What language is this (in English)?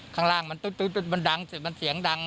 Thai